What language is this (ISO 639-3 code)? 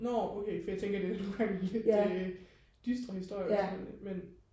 dan